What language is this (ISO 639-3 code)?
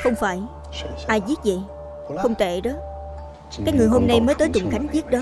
vie